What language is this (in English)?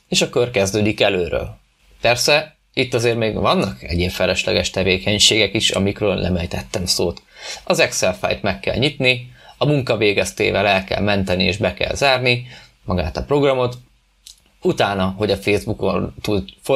Hungarian